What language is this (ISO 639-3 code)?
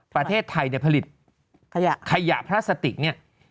tha